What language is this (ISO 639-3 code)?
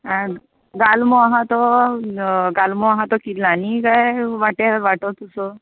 kok